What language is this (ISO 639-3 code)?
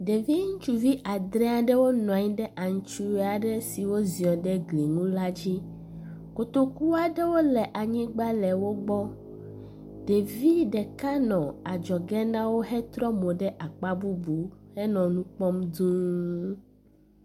ewe